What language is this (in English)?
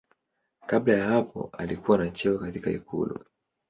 Swahili